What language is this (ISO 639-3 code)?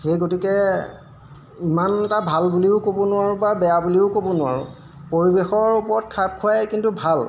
asm